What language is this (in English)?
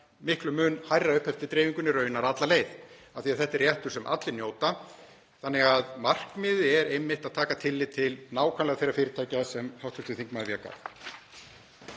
Icelandic